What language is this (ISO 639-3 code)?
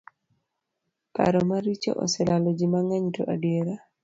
luo